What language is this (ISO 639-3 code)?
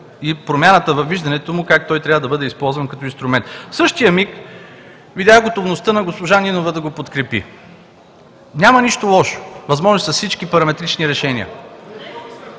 bul